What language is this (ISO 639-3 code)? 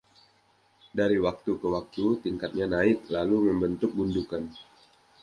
ind